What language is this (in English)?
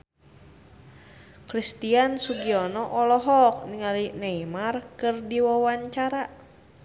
Sundanese